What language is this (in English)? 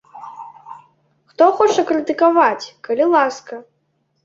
Belarusian